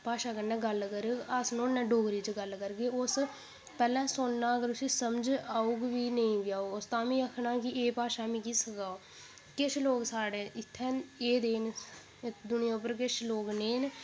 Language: Dogri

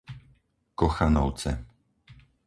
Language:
Slovak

